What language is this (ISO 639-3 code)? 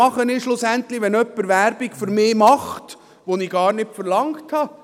gsw